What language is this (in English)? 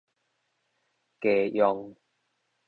Min Nan Chinese